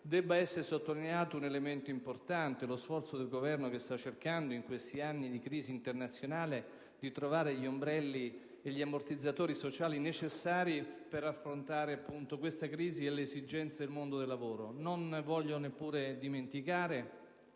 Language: Italian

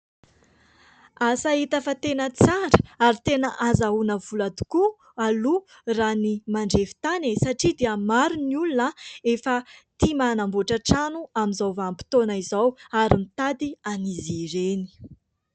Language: Malagasy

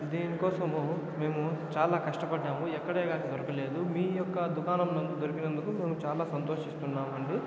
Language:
Telugu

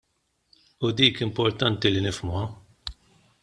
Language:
Maltese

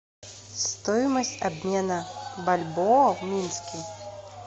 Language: Russian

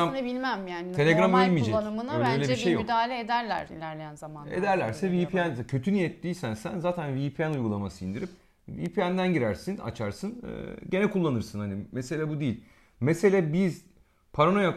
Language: Turkish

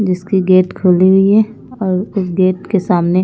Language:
Hindi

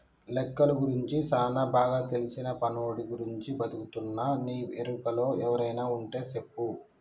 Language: Telugu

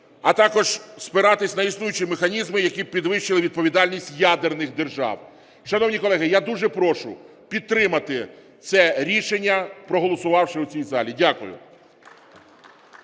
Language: Ukrainian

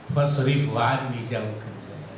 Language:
Indonesian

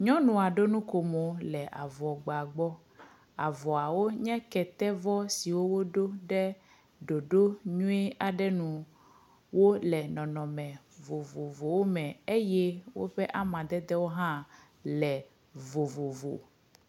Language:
Ewe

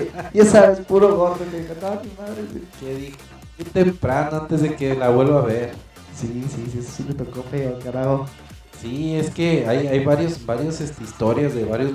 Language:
Spanish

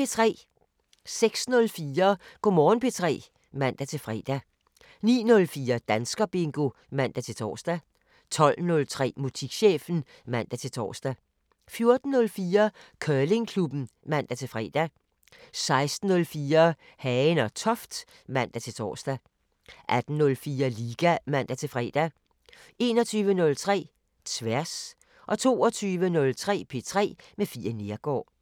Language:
Danish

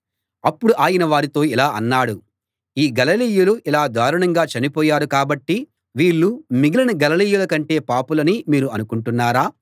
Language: Telugu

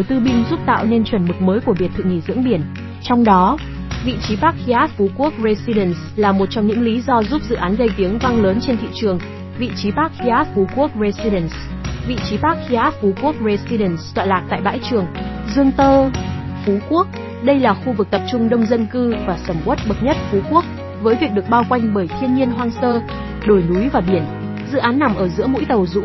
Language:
Vietnamese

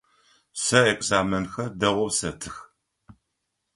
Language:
Adyghe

